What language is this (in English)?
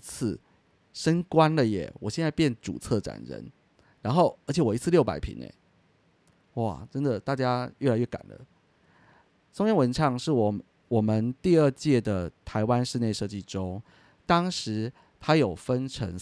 Chinese